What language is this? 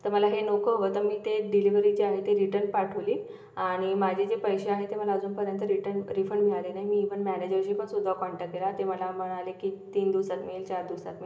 Marathi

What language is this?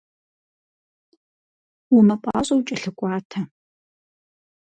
Kabardian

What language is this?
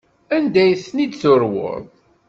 Kabyle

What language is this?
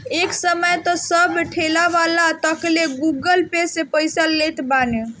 Bhojpuri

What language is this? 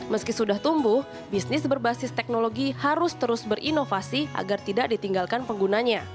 Indonesian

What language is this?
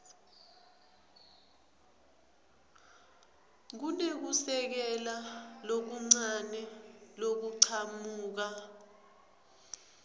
Swati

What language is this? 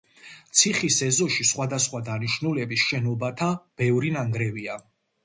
Georgian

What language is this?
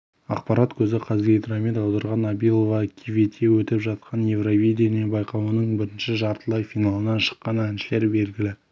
Kazakh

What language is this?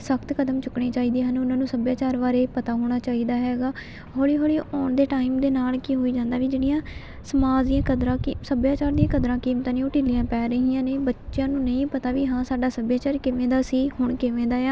Punjabi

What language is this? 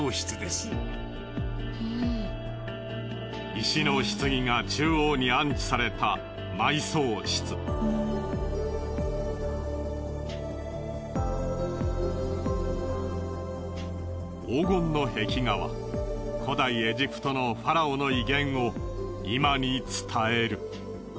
Japanese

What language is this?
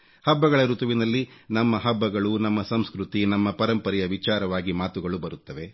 Kannada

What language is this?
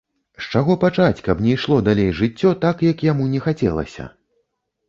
Belarusian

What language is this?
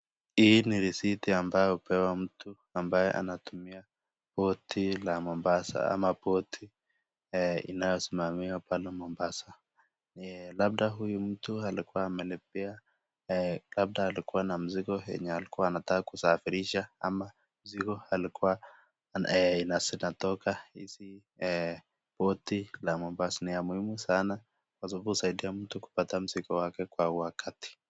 Swahili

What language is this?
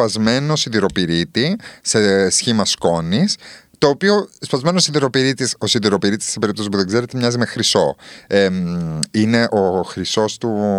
Greek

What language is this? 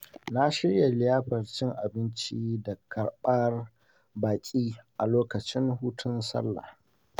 Hausa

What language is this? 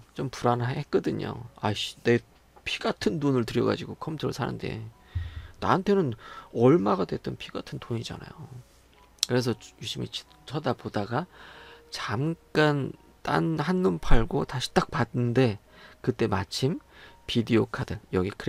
Korean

